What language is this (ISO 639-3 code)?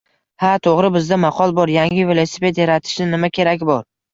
uzb